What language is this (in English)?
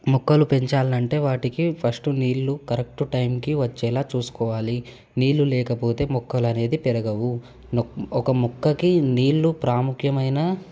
Telugu